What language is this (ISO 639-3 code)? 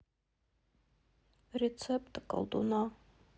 rus